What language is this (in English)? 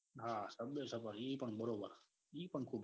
Gujarati